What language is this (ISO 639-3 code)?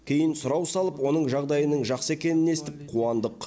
kaz